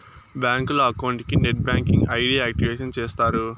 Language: Telugu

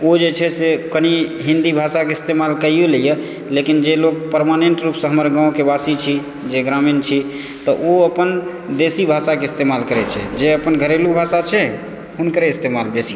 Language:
Maithili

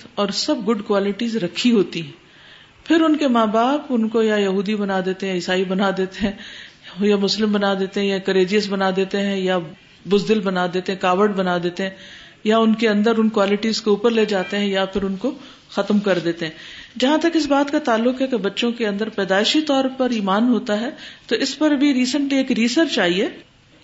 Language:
Urdu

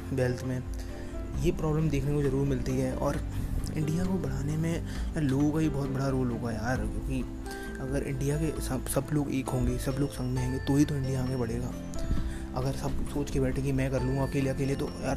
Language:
Hindi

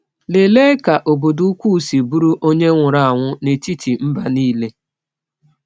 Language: Igbo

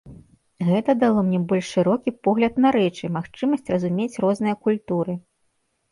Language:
Belarusian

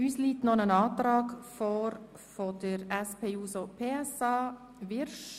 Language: Swiss German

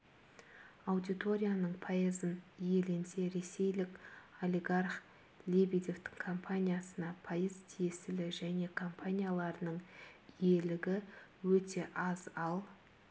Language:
Kazakh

